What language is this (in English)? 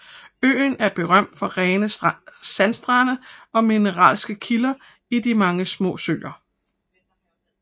Danish